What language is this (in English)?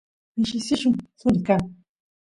Santiago del Estero Quichua